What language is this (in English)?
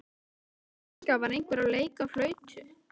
Icelandic